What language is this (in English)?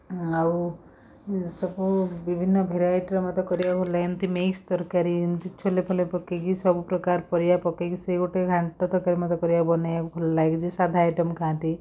Odia